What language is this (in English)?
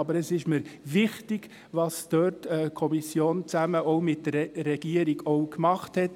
Swiss German